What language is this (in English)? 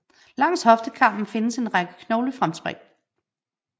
Danish